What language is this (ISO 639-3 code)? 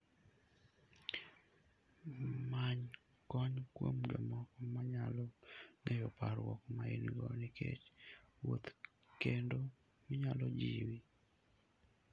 luo